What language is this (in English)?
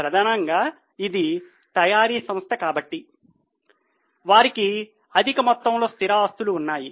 Telugu